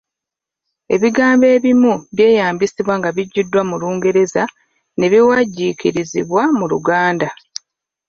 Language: Ganda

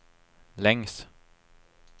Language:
Swedish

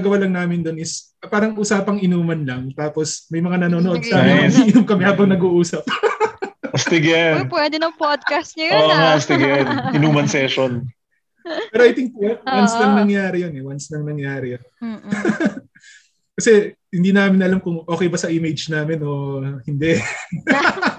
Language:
Filipino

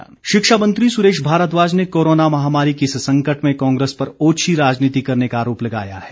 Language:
Hindi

